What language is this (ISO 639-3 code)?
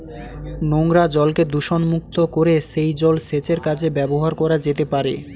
ben